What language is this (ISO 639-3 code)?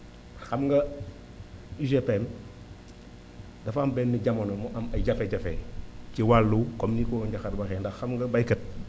wol